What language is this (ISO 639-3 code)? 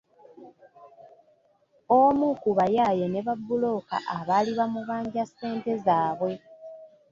lug